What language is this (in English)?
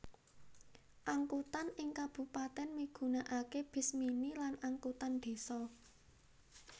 Javanese